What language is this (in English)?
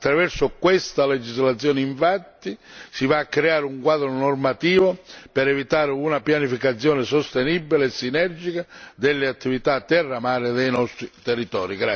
Italian